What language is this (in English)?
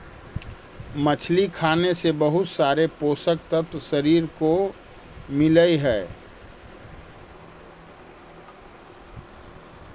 Magahi